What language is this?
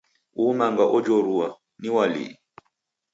Taita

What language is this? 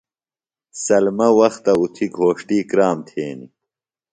Phalura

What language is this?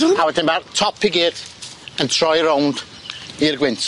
Welsh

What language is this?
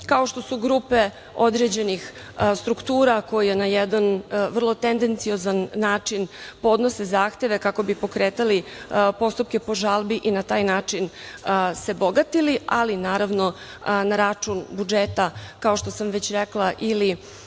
Serbian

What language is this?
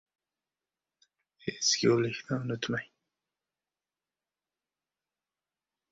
Uzbek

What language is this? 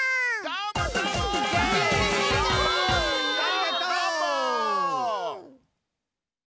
Japanese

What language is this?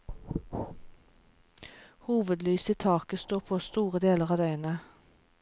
Norwegian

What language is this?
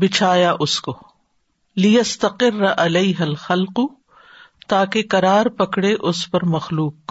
Urdu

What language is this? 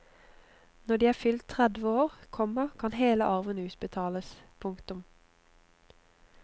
Norwegian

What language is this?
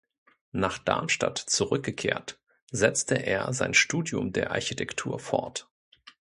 German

